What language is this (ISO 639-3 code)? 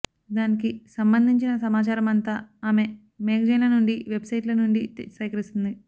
tel